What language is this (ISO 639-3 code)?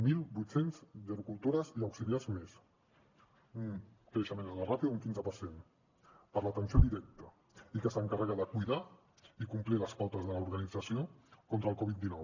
cat